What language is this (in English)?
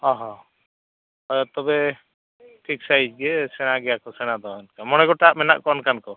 Santali